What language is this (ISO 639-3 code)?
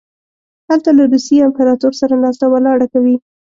pus